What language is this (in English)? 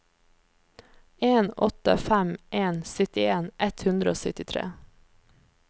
Norwegian